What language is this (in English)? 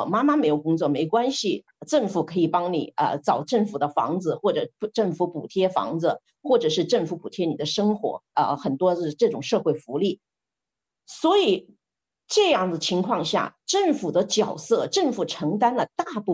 Chinese